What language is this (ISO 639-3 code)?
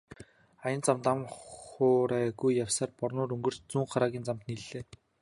mon